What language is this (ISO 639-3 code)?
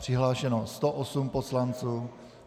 ces